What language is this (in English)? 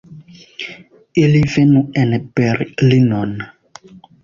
Esperanto